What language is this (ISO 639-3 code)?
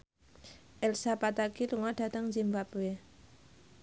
jav